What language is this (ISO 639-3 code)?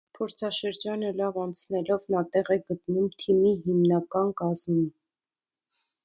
hye